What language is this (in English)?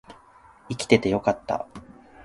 Japanese